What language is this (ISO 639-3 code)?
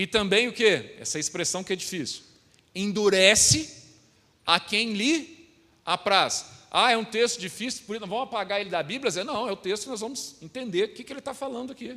por